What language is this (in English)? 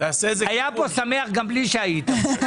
Hebrew